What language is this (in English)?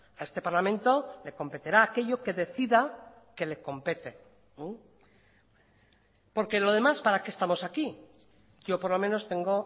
Spanish